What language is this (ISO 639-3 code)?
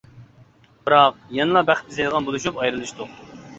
uig